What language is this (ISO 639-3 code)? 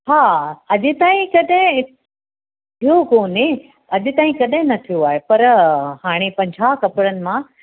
snd